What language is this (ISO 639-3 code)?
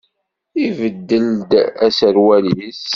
kab